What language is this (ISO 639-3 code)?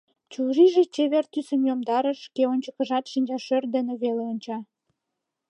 chm